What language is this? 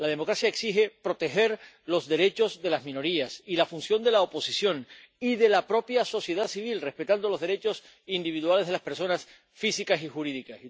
Spanish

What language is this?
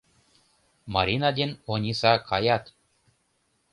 Mari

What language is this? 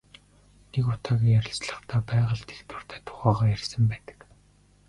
Mongolian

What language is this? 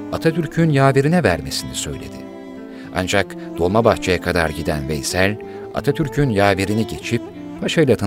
Turkish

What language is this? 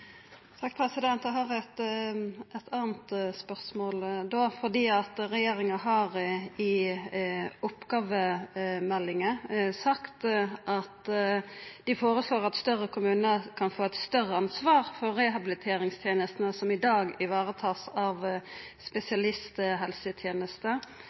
Norwegian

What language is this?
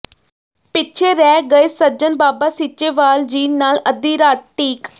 Punjabi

